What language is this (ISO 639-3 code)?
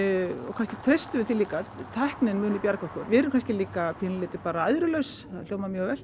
isl